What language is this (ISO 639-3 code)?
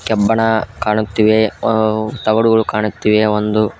kan